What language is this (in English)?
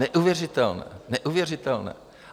Czech